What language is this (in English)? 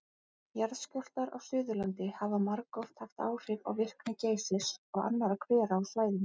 Icelandic